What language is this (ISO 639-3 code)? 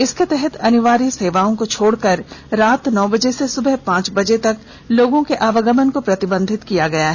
hin